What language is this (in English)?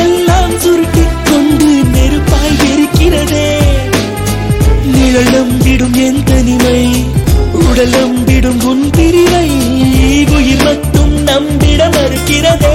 Tamil